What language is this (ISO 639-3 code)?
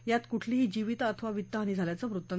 mar